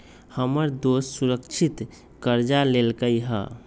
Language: Magahi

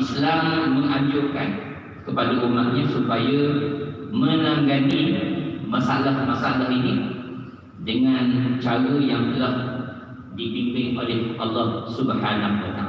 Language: Malay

